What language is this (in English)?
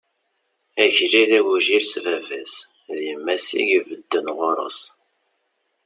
Kabyle